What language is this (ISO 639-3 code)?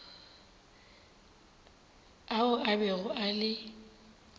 nso